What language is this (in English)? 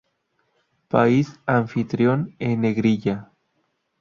Spanish